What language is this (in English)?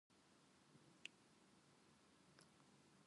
Japanese